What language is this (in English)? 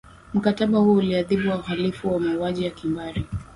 Swahili